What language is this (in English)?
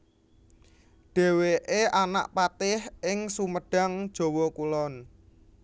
Javanese